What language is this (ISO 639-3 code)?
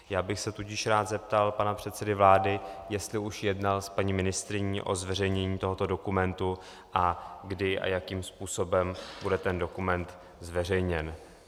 ces